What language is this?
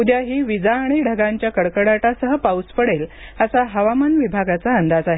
Marathi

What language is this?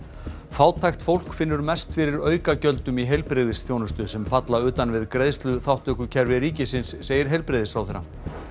Icelandic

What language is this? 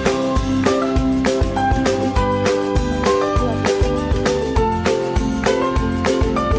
Indonesian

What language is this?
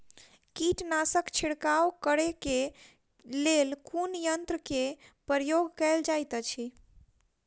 Maithili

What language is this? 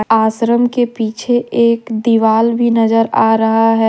Hindi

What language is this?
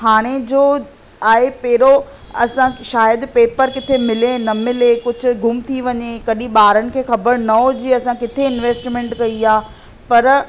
Sindhi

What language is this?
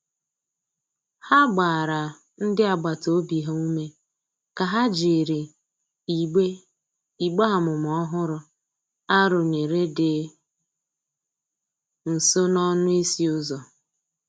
Igbo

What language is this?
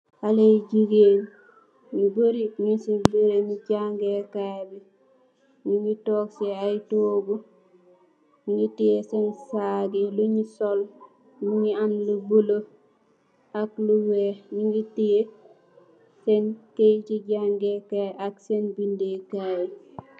Wolof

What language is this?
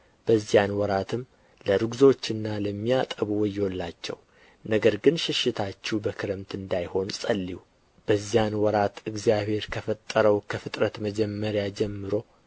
Amharic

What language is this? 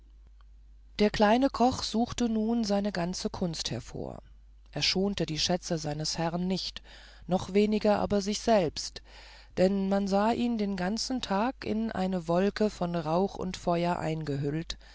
German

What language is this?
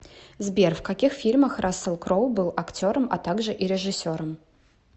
Russian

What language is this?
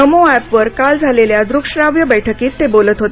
Marathi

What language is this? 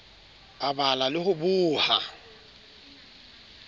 Southern Sotho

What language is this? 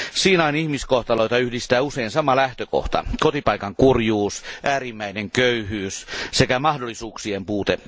Finnish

